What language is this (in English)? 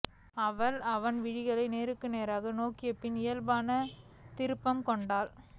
Tamil